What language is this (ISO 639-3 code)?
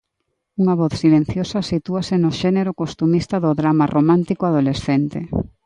glg